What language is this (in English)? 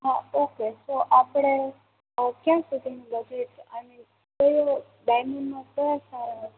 Gujarati